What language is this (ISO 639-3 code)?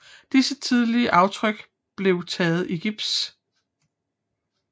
dan